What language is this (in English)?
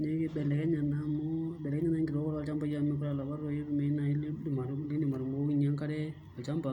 Masai